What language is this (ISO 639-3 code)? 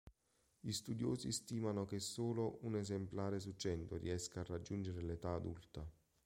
ita